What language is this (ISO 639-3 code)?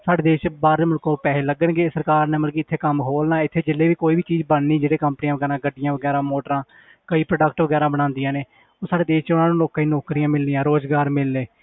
pan